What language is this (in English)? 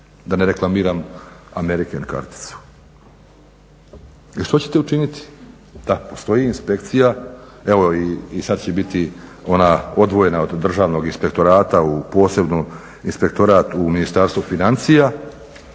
Croatian